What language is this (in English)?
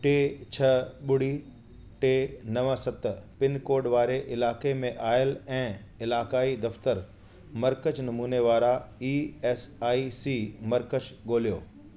Sindhi